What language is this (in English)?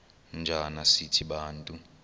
Xhosa